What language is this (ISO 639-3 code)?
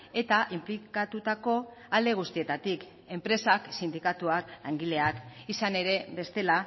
eus